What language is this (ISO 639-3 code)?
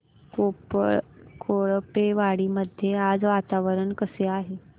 mar